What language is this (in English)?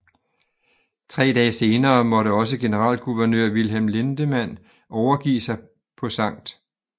Danish